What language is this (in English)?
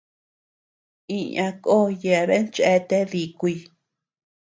Tepeuxila Cuicatec